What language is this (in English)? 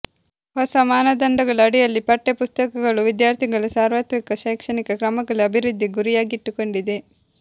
Kannada